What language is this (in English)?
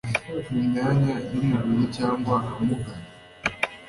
Kinyarwanda